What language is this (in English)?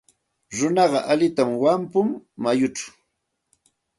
Santa Ana de Tusi Pasco Quechua